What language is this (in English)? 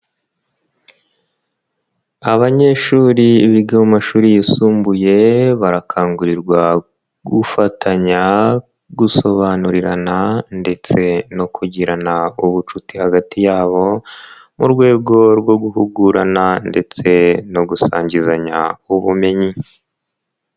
Kinyarwanda